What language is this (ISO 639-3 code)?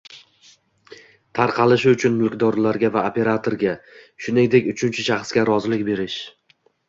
uzb